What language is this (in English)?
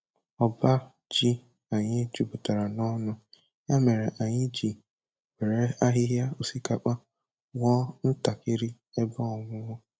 Igbo